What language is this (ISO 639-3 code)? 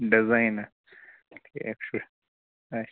kas